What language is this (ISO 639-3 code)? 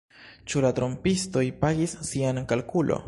epo